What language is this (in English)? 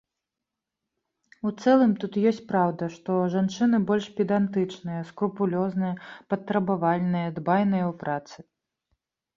Belarusian